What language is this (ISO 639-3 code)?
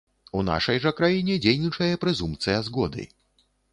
bel